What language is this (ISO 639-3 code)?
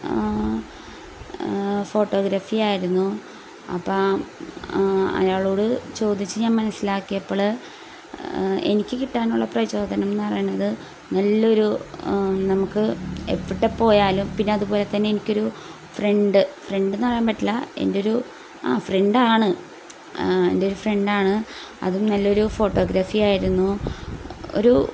mal